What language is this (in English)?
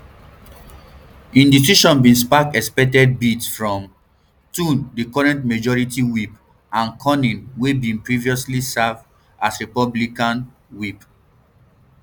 Nigerian Pidgin